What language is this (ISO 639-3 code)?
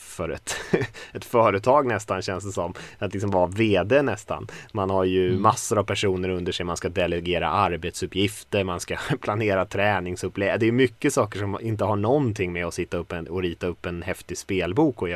swe